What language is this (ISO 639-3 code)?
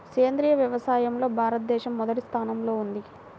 tel